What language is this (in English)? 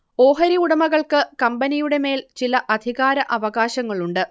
Malayalam